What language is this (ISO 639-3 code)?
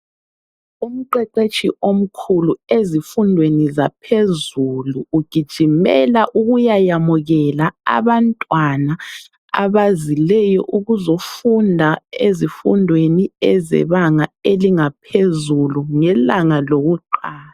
nde